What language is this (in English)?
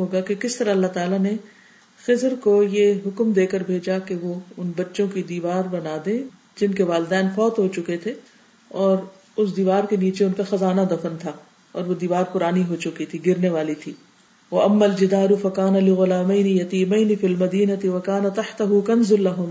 Urdu